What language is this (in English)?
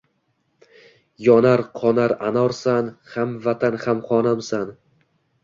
Uzbek